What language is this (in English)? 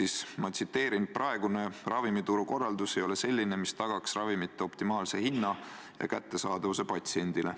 Estonian